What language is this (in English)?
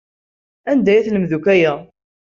Kabyle